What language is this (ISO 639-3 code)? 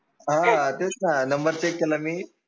mar